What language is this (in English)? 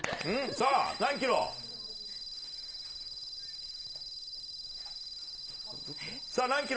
Japanese